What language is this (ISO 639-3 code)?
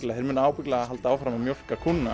isl